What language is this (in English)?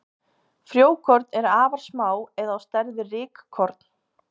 Icelandic